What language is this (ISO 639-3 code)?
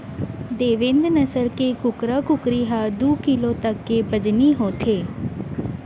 hne